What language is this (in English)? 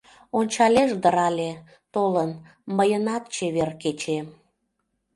Mari